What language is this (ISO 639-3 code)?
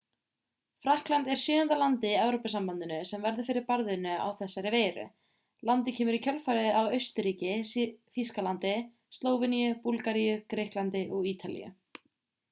isl